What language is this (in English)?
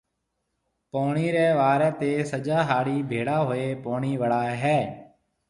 Marwari (Pakistan)